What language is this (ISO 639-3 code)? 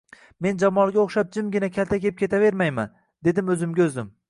uzb